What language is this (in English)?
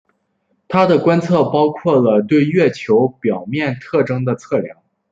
Chinese